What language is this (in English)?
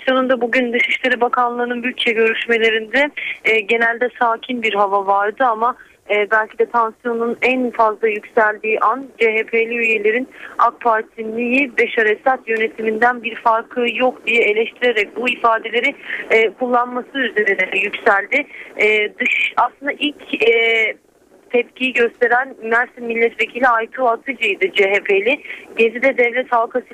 Turkish